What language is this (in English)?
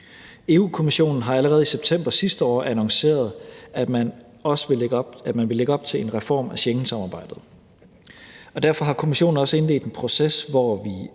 Danish